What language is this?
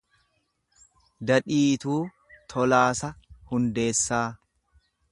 Oromo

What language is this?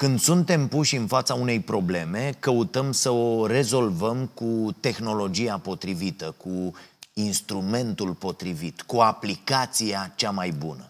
Romanian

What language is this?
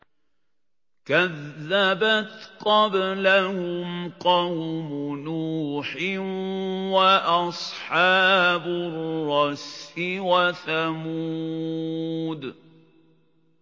Arabic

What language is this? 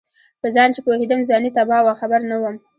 Pashto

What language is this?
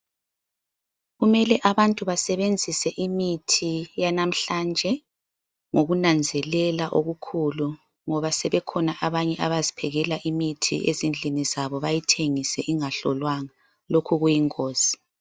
North Ndebele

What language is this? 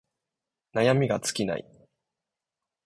Japanese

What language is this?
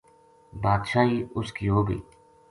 Gujari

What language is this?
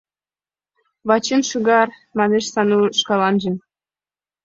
Mari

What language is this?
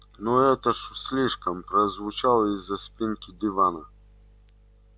Russian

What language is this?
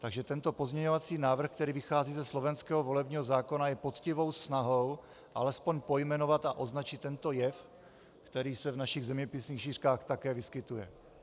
Czech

